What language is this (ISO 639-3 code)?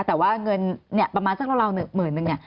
tha